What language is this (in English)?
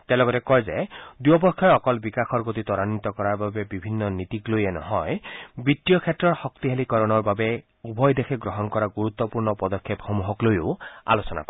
Assamese